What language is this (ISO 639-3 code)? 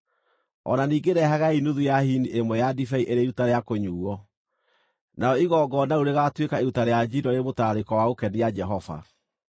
kik